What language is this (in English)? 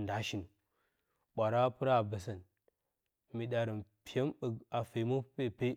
Bacama